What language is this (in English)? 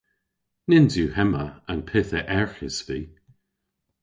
Cornish